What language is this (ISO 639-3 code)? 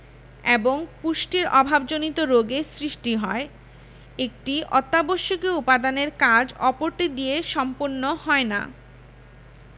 ben